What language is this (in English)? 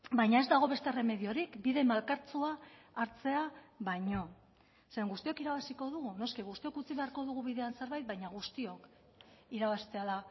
Basque